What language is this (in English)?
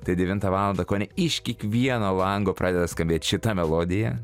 Lithuanian